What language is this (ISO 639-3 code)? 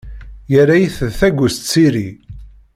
kab